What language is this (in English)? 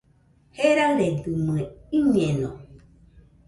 Nüpode Huitoto